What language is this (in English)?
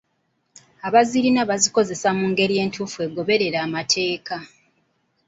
Ganda